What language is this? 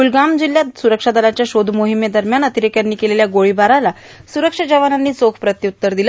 Marathi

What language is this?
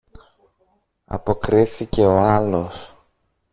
Greek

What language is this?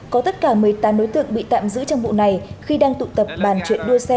Vietnamese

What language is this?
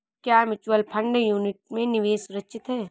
Hindi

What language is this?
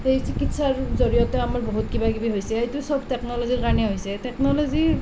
Assamese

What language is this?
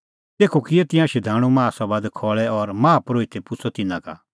Kullu Pahari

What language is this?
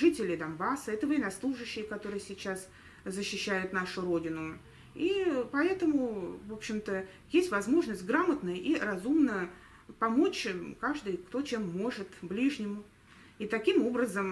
Russian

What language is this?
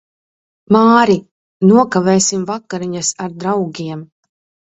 Latvian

